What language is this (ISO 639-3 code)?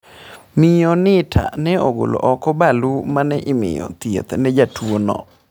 luo